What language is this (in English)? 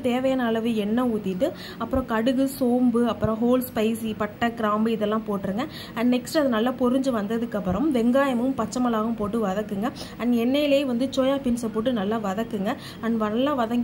Romanian